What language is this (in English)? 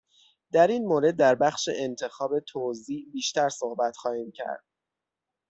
Persian